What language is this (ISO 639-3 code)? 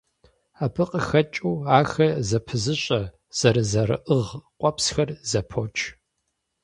kbd